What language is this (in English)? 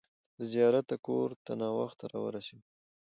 Pashto